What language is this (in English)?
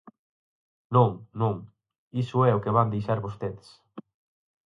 Galician